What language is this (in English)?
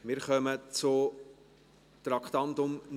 Swiss German